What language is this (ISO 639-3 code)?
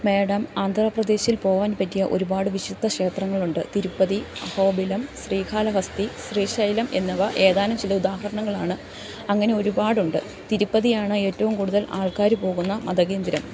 mal